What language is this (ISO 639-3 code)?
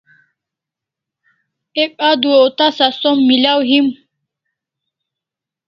kls